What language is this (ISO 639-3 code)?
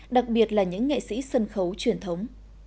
vie